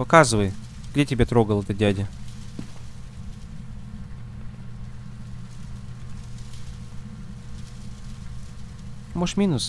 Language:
Russian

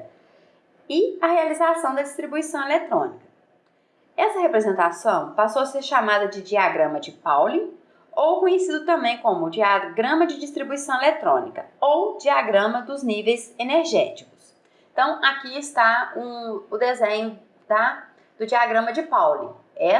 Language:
Portuguese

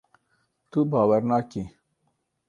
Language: Kurdish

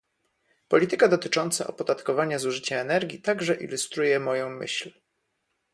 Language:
Polish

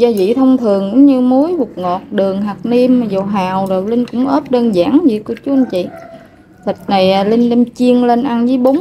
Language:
Vietnamese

